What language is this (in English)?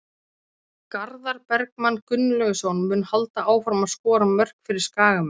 Icelandic